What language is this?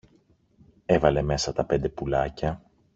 Greek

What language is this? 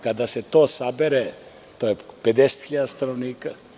Serbian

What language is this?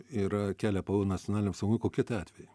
Lithuanian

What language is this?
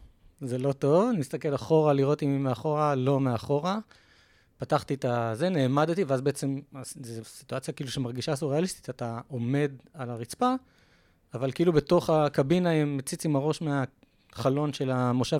Hebrew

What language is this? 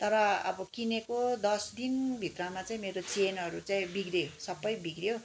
Nepali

